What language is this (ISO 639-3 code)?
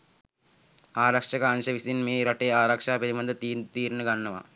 sin